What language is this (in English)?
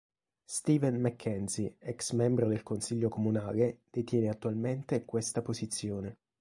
Italian